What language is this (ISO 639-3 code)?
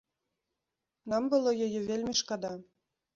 bel